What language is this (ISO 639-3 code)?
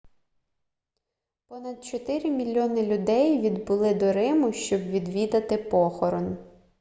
ukr